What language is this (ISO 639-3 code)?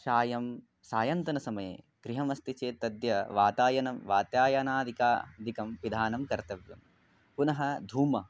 san